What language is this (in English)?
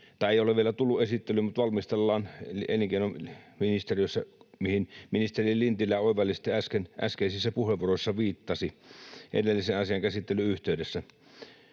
Finnish